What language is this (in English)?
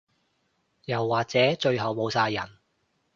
Cantonese